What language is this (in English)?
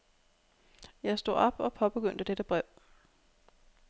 Danish